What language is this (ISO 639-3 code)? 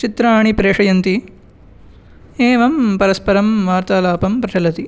san